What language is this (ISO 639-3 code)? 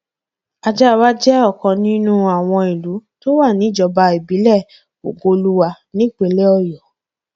yor